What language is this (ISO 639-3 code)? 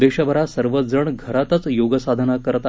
mar